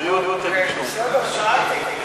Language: Hebrew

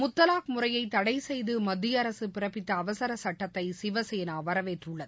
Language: Tamil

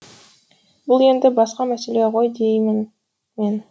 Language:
Kazakh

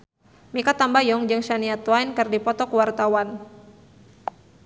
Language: Sundanese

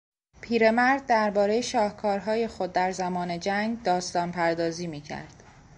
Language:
Persian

